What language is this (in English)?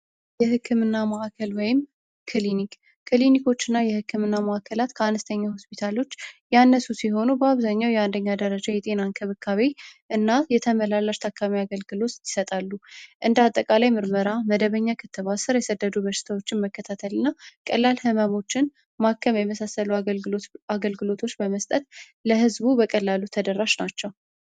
Amharic